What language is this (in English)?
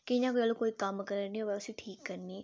Dogri